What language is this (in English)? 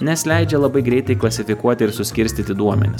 Lithuanian